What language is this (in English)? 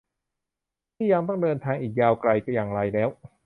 Thai